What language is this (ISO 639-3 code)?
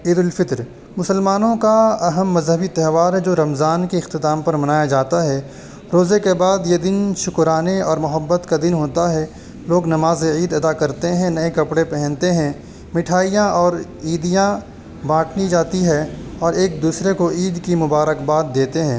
urd